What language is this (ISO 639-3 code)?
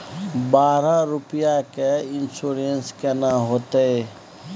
mai